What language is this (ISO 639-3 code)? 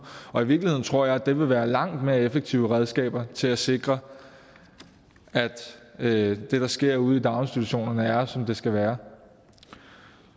dan